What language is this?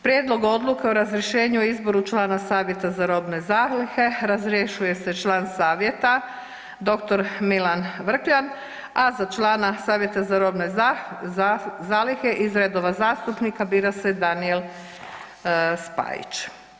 Croatian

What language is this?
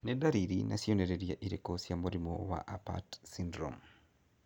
Kikuyu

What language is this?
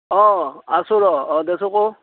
Assamese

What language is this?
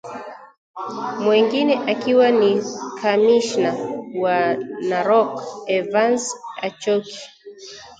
Swahili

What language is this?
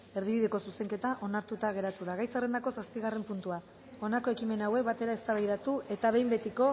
Basque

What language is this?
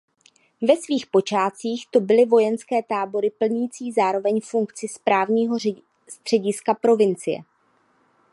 Czech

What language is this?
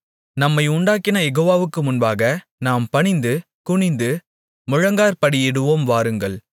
Tamil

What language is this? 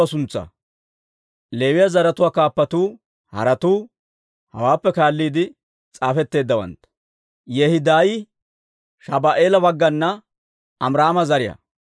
Dawro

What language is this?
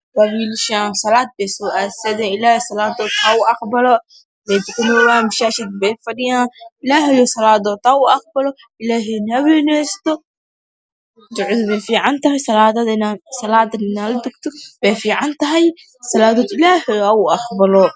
Somali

